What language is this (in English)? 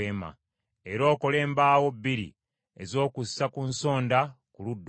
Ganda